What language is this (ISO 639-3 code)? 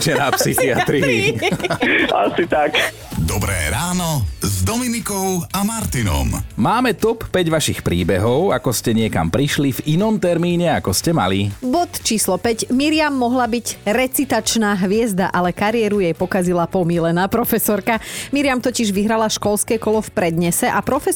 slk